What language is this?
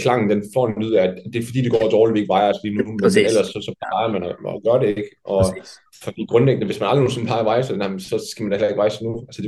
Danish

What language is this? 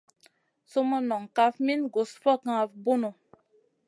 Masana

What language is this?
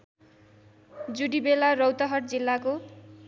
Nepali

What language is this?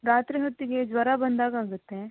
Kannada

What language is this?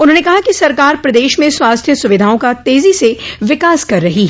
Hindi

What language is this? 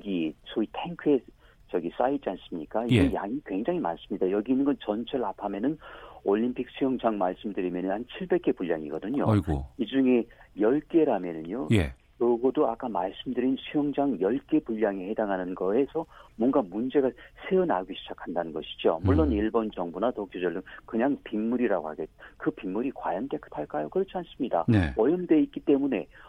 Korean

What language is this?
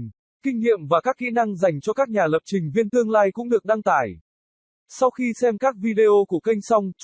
Vietnamese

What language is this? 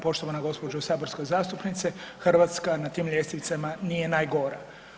Croatian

